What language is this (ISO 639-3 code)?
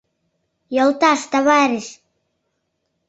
chm